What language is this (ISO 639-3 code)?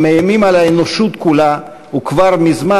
heb